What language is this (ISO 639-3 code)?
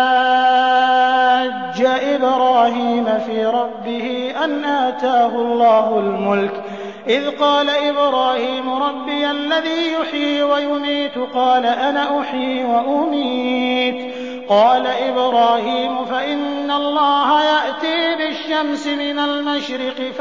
ara